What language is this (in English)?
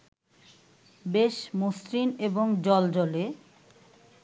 Bangla